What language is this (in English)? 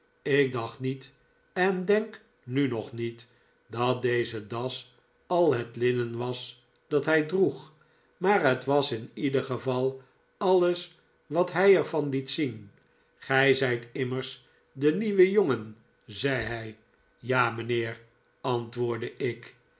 Dutch